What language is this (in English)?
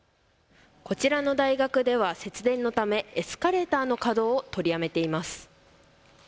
Japanese